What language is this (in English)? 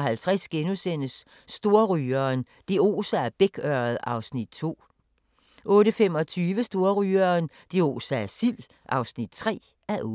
Danish